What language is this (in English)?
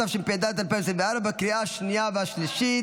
Hebrew